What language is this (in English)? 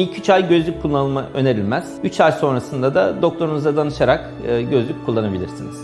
Turkish